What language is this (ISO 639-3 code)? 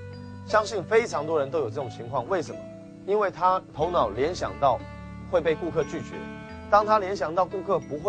zho